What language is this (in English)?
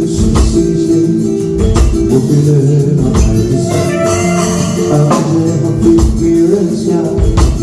Turkish